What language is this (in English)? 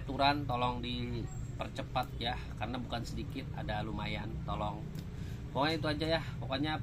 Indonesian